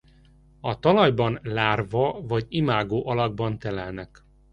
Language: Hungarian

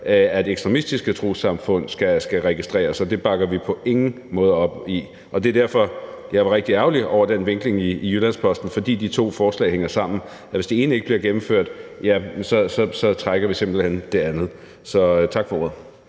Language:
Danish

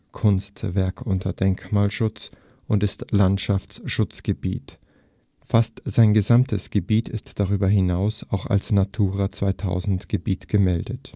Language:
German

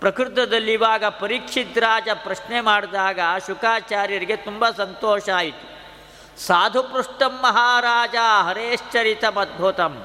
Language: Kannada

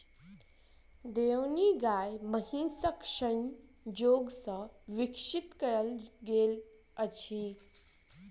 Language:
Maithili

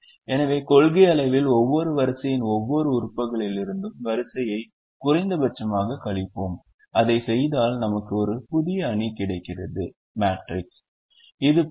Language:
Tamil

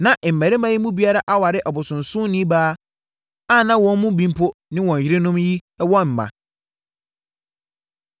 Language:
Akan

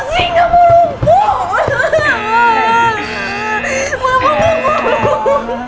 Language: Indonesian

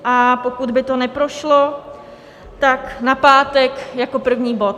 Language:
Czech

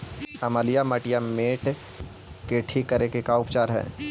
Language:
Magahi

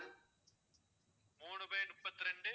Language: Tamil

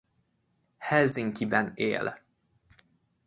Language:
Hungarian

